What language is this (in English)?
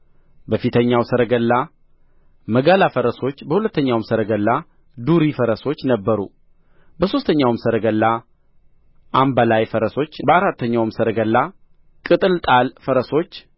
Amharic